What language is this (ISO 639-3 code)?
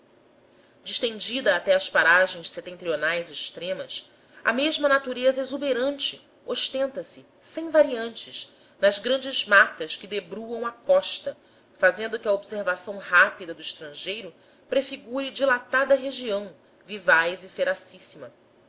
por